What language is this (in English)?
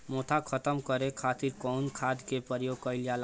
Bhojpuri